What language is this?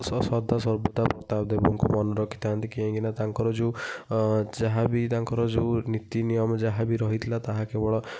Odia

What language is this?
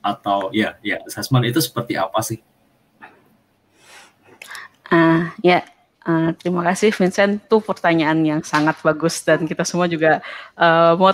Indonesian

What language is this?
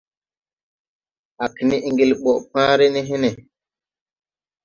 Tupuri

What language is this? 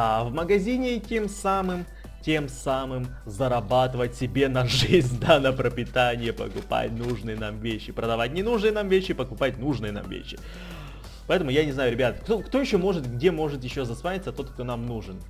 Russian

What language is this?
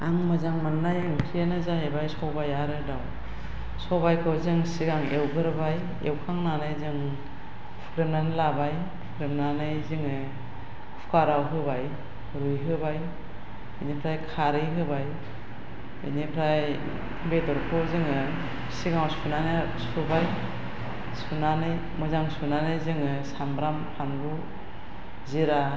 Bodo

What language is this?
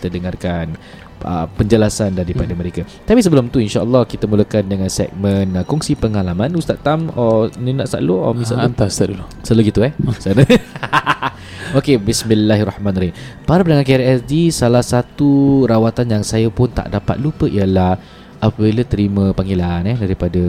Malay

